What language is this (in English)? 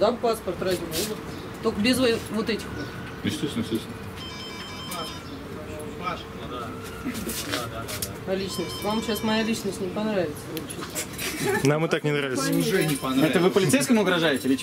Russian